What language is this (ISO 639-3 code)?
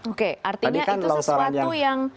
ind